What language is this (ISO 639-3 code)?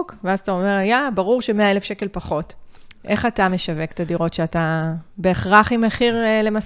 heb